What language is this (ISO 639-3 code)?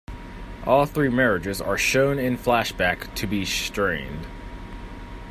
eng